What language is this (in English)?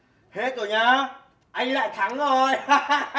Vietnamese